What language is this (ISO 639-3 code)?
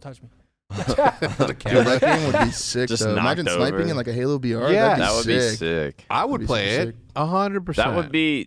eng